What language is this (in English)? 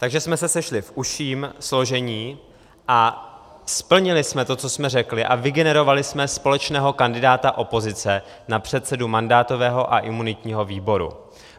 Czech